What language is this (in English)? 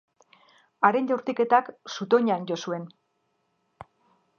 Basque